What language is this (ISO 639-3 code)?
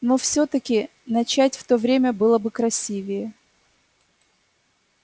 rus